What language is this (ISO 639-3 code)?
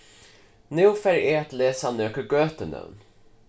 fao